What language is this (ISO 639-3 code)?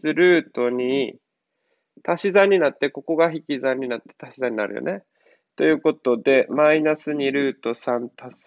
jpn